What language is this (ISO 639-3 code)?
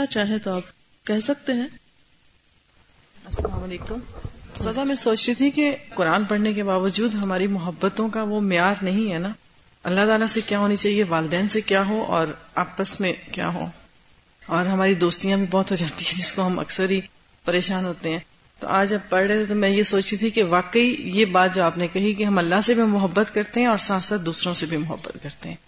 urd